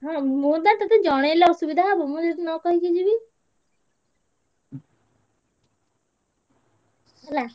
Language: Odia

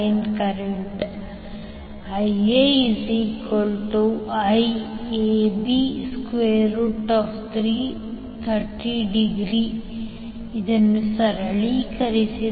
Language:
Kannada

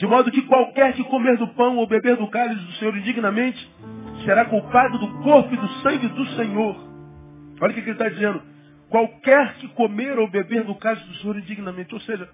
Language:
Portuguese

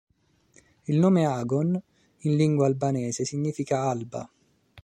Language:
Italian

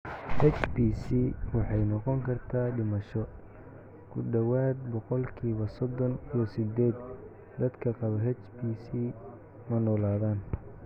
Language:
Somali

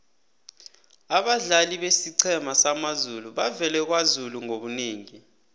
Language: South Ndebele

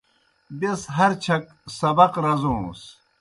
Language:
Kohistani Shina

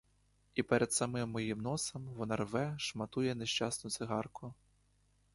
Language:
Ukrainian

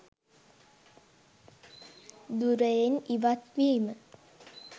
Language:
Sinhala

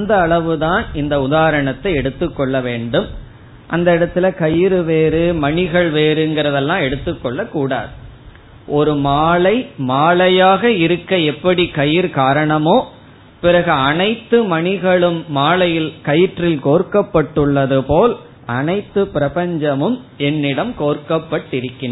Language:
Tamil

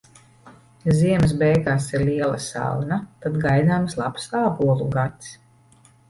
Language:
Latvian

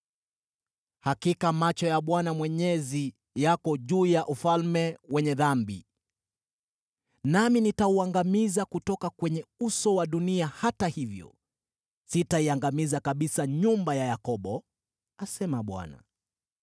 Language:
Swahili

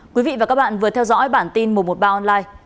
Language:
Vietnamese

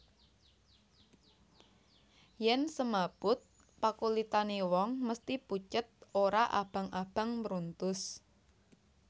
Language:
Javanese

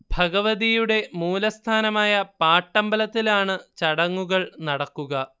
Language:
Malayalam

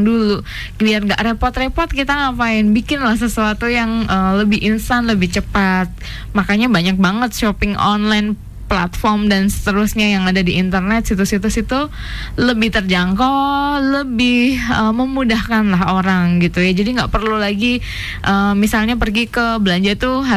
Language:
Indonesian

